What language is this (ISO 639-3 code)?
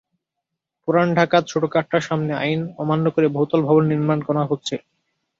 ben